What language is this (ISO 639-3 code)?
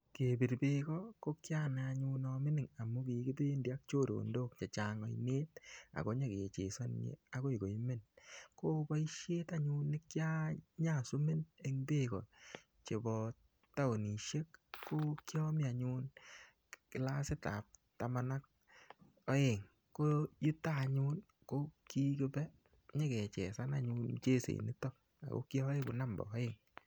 kln